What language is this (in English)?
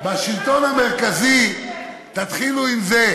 Hebrew